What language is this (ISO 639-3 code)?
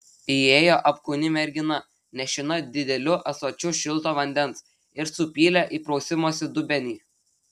lit